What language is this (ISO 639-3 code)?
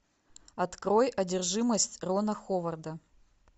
rus